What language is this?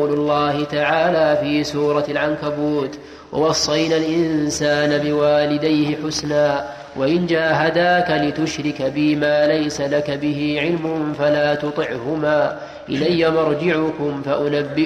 Arabic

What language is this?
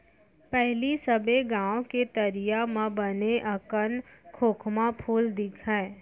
Chhattisgarhi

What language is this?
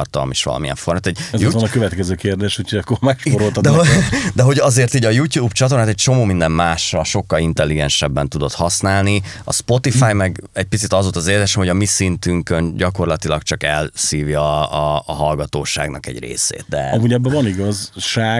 Hungarian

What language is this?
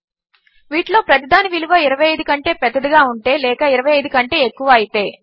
Telugu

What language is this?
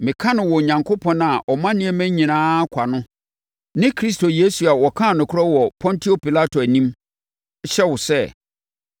Akan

